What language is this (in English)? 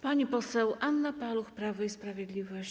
Polish